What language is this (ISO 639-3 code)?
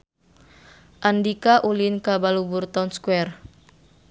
sun